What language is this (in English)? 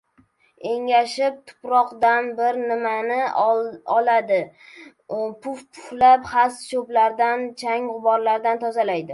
Uzbek